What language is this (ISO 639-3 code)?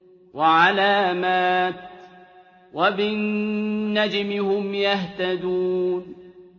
ara